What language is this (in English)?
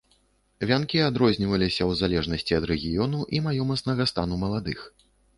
Belarusian